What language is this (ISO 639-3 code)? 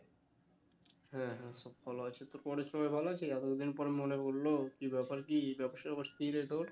ben